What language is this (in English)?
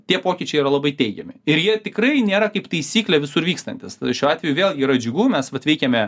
Lithuanian